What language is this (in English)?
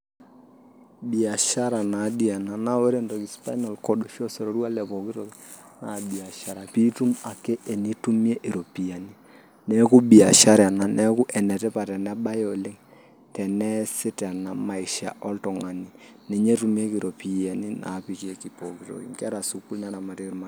Masai